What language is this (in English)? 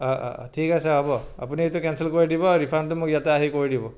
Assamese